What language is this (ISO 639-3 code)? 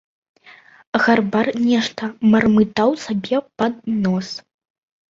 bel